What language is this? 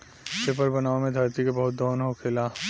Bhojpuri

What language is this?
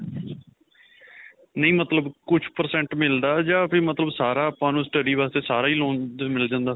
Punjabi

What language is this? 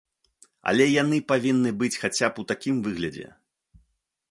Belarusian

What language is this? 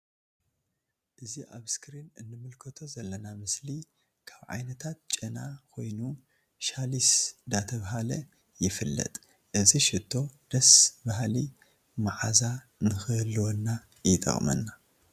Tigrinya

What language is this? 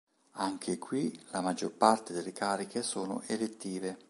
Italian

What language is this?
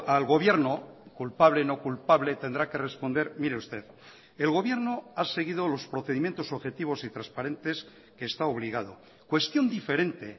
Spanish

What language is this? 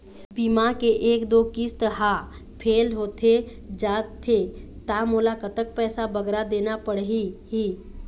Chhattisgarhi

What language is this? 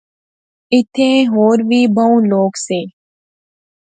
Pahari-Potwari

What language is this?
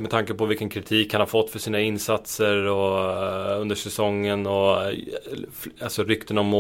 Swedish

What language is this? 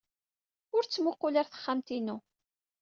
Kabyle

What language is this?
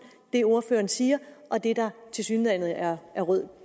Danish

